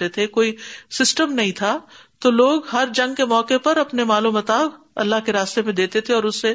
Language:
Urdu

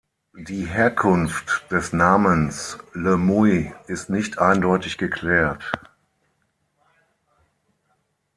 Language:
German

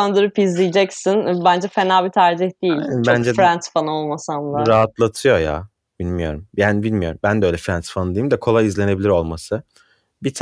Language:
Turkish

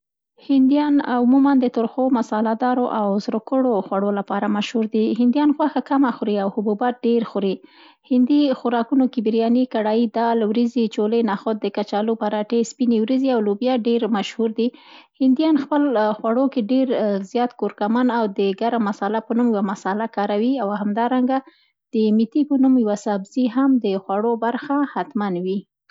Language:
Central Pashto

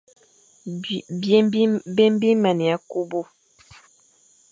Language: Fang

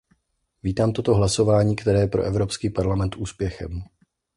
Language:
Czech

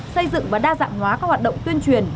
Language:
Vietnamese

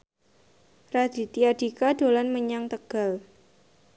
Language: Javanese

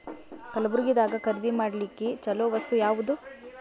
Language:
Kannada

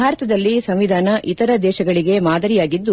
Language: Kannada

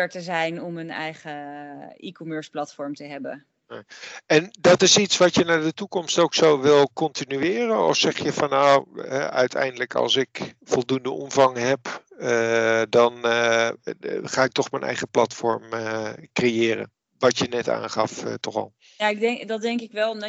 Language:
Dutch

